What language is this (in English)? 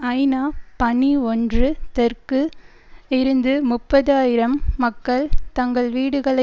Tamil